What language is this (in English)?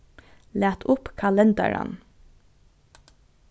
Faroese